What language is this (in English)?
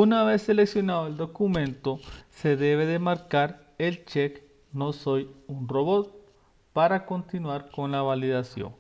Spanish